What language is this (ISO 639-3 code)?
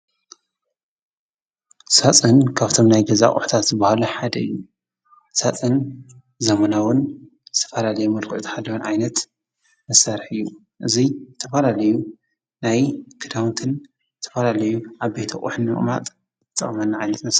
tir